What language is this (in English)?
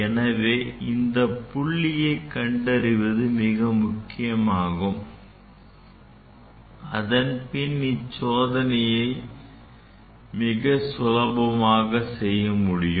Tamil